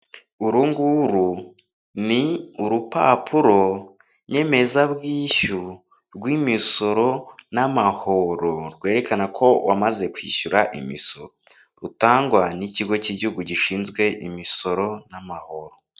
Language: Kinyarwanda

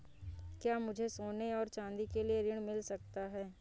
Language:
Hindi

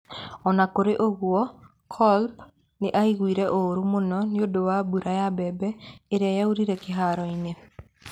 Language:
Kikuyu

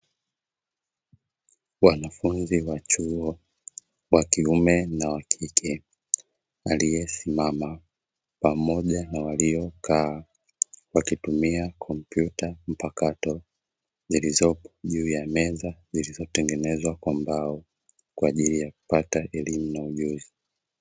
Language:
Swahili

